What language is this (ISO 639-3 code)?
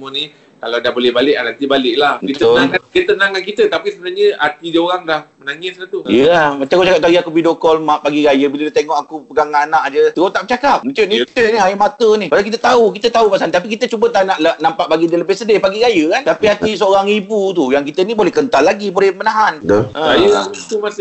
msa